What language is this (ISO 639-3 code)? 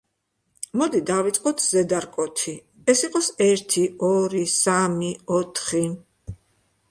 kat